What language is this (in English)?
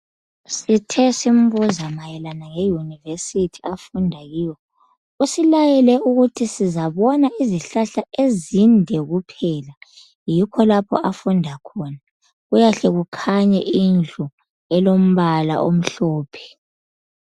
North Ndebele